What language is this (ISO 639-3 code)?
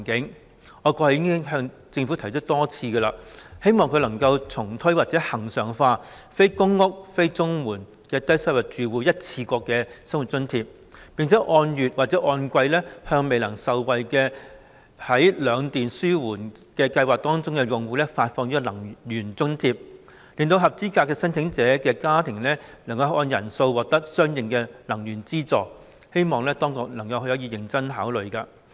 yue